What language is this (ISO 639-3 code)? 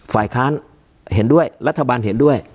tha